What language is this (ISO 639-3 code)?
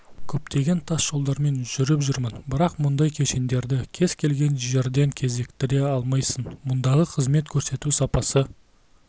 kaz